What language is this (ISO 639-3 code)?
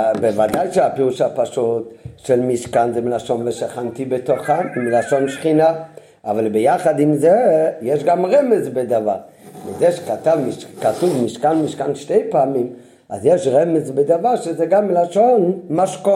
heb